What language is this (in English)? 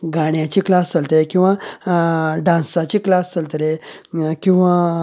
Konkani